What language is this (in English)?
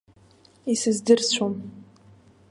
Abkhazian